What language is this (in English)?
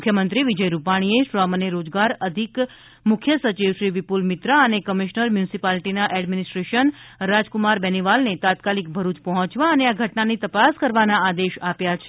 Gujarati